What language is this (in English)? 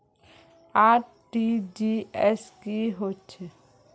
Magahi